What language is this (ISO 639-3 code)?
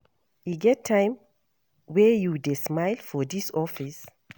pcm